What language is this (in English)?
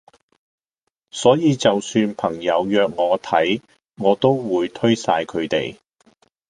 Cantonese